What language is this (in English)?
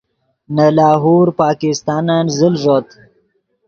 Yidgha